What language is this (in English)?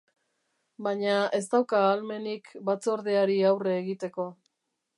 Basque